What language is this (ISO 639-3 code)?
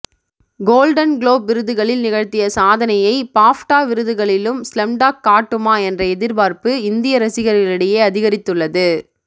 tam